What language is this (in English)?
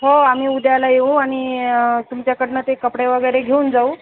Marathi